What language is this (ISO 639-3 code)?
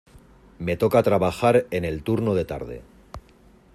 spa